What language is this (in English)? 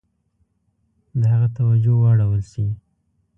Pashto